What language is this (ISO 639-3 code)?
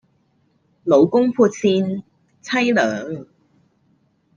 yue